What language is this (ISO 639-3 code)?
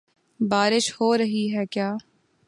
urd